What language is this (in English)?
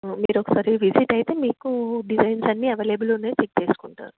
Telugu